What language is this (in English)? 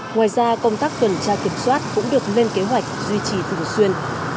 Vietnamese